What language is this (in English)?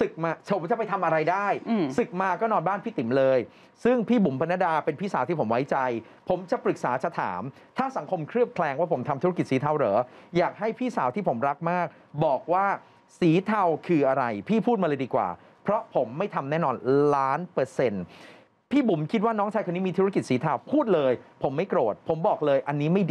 Thai